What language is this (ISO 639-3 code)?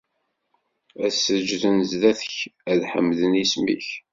kab